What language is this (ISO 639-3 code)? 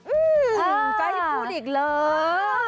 tha